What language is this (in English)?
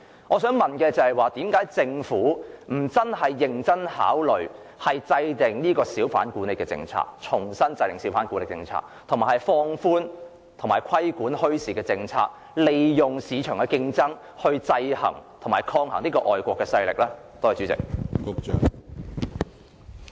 Cantonese